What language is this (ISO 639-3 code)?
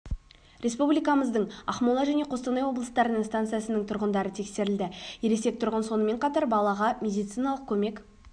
kaz